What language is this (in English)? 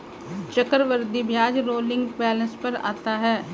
Hindi